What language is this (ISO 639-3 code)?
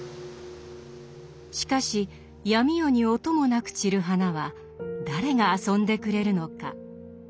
jpn